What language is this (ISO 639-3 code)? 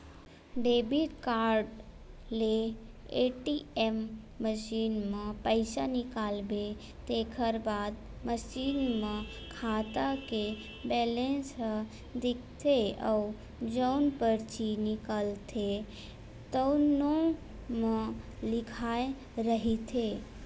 hne